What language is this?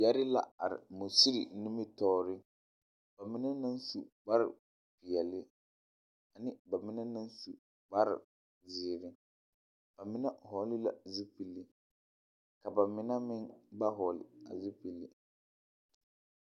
Southern Dagaare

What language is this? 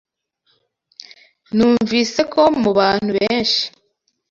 Kinyarwanda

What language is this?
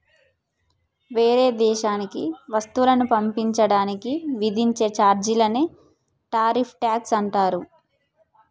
Telugu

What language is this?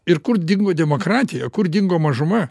Lithuanian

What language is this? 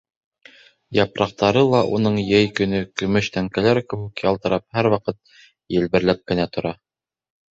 Bashkir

